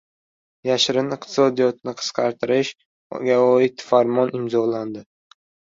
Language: Uzbek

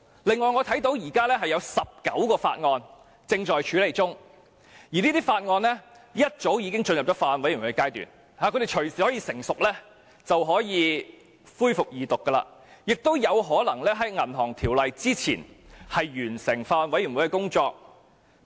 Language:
Cantonese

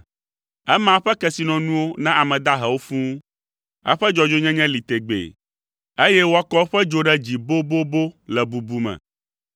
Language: Ewe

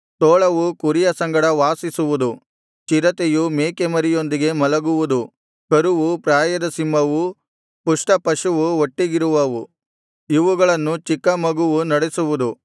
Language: Kannada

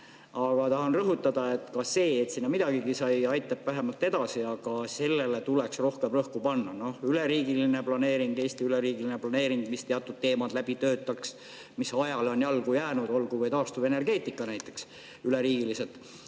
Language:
Estonian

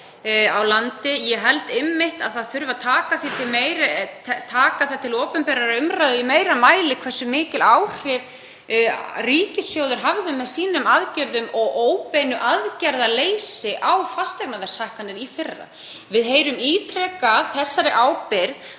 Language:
Icelandic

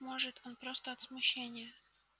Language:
Russian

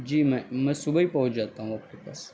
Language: Urdu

